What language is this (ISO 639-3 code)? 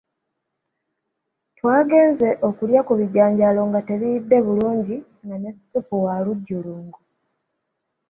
lug